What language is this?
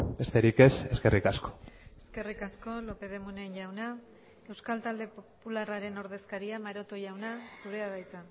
Basque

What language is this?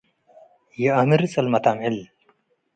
Tigre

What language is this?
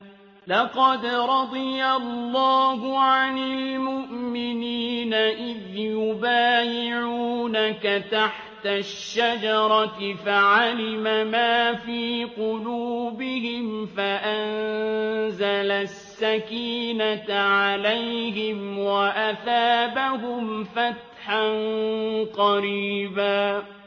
Arabic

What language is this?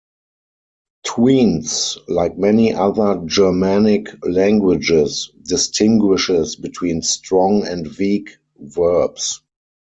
English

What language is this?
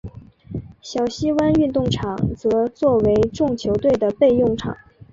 Chinese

